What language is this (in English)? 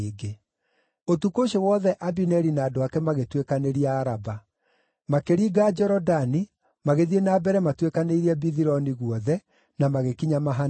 Kikuyu